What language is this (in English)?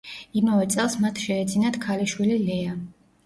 Georgian